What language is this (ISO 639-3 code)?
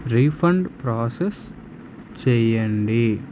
tel